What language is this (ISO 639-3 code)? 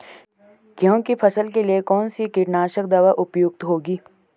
hin